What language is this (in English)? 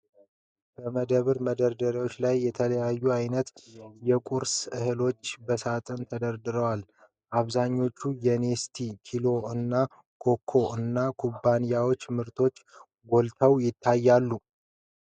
Amharic